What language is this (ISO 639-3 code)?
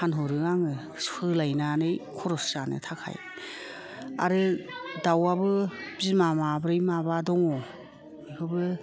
brx